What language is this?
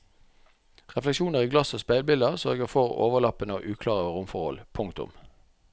Norwegian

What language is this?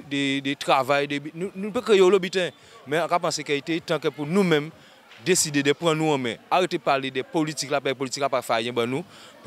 French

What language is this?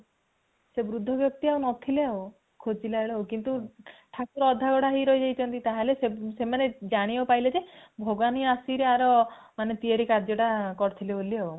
Odia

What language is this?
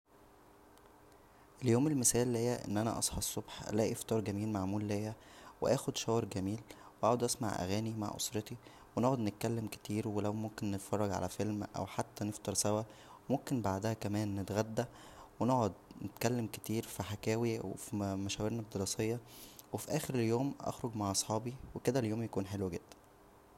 Egyptian Arabic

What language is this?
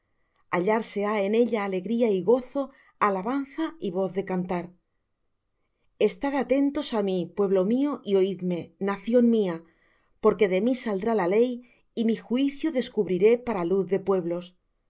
Spanish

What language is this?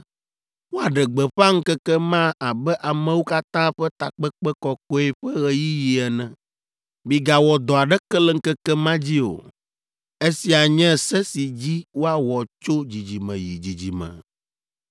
Ewe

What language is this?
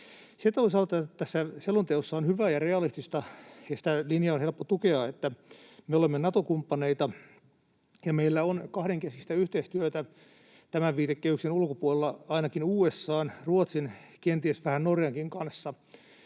Finnish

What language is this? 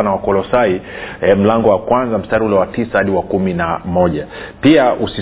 Swahili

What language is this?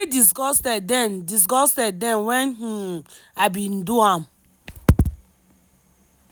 Nigerian Pidgin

